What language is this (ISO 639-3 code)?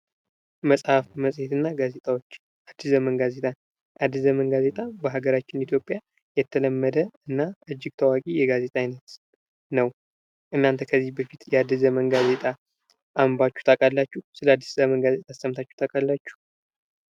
amh